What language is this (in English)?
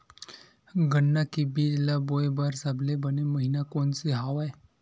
Chhattisgarhi